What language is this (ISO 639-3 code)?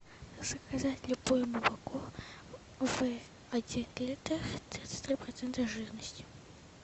rus